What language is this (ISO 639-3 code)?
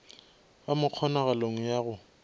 nso